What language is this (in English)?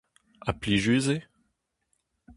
Breton